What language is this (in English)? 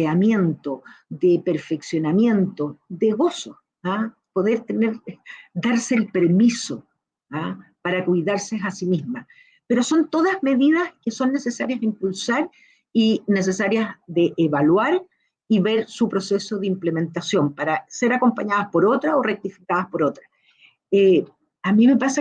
Spanish